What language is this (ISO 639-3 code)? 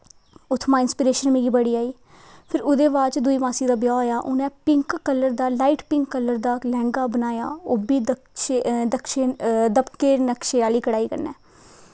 doi